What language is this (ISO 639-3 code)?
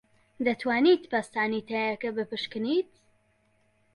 ckb